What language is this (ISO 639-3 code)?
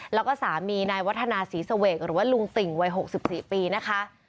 tha